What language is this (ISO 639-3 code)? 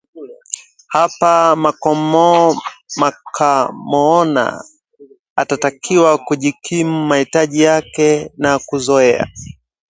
swa